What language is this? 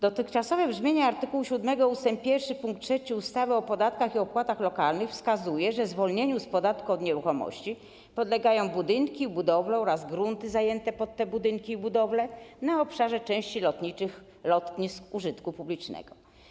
Polish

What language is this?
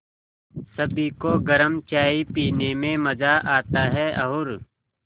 Hindi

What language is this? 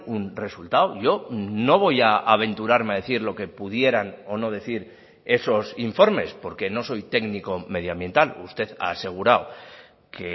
Spanish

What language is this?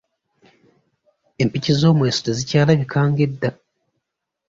Ganda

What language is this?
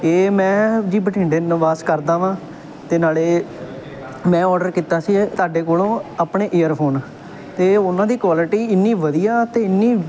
Punjabi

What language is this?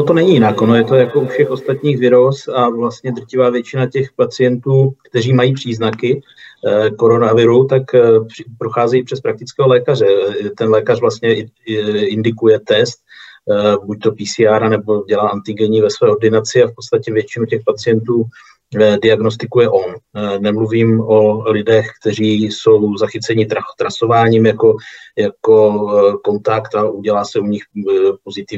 Czech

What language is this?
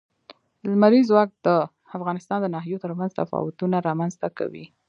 Pashto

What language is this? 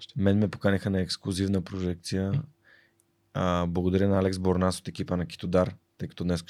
Bulgarian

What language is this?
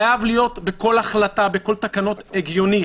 Hebrew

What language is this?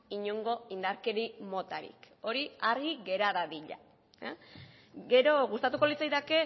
Basque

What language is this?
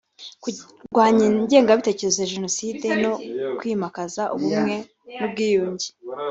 Kinyarwanda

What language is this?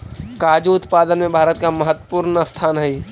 Magahi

